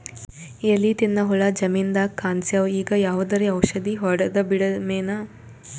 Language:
Kannada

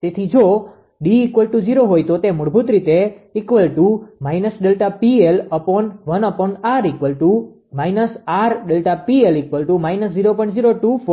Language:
Gujarati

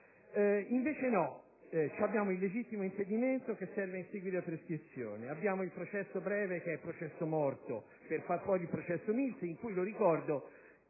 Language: Italian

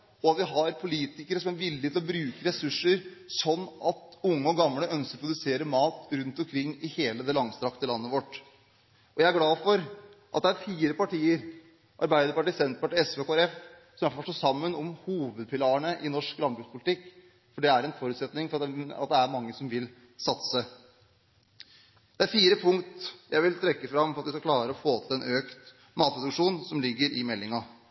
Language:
Norwegian Bokmål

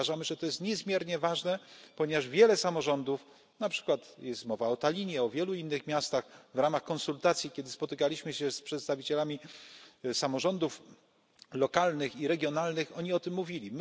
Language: Polish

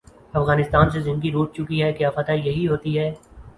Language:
Urdu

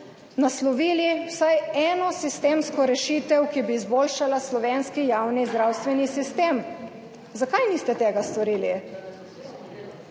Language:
Slovenian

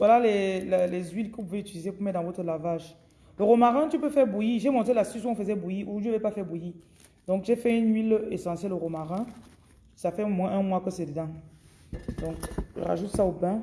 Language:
French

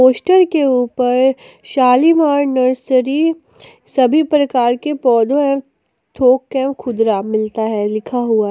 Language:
Hindi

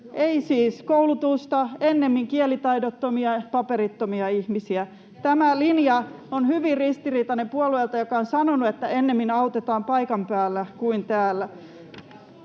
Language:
Finnish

